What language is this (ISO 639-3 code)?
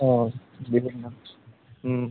asm